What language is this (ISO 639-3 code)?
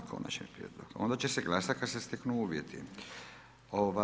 hrv